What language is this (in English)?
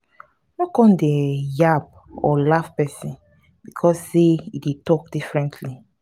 Nigerian Pidgin